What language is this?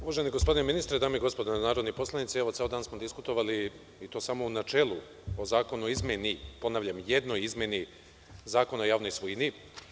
Serbian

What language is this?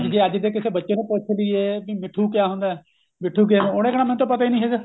Punjabi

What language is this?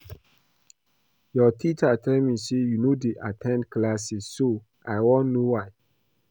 Nigerian Pidgin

